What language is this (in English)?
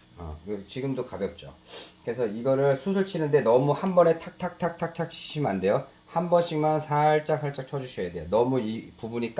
Korean